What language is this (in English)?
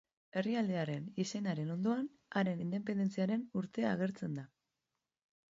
Basque